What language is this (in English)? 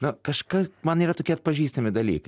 Lithuanian